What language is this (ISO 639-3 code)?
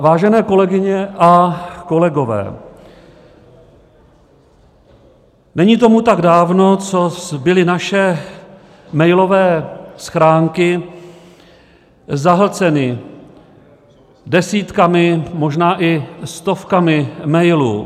ces